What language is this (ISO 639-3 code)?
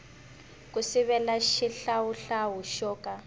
tso